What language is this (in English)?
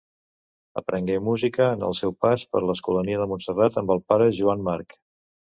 Catalan